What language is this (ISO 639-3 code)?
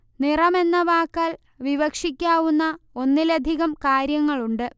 mal